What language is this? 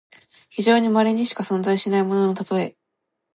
Japanese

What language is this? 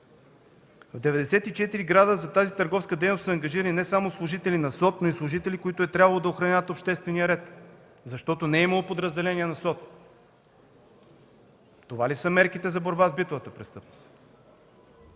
Bulgarian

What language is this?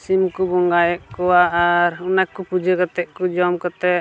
Santali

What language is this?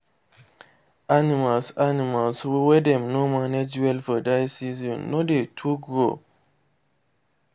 Nigerian Pidgin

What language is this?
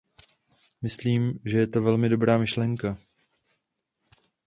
Czech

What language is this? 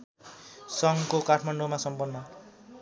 Nepali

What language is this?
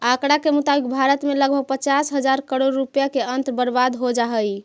Magahi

